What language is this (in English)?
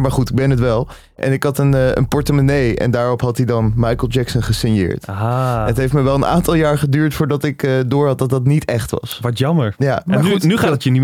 Dutch